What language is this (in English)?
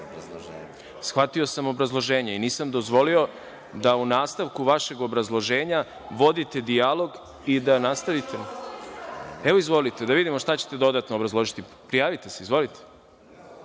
Serbian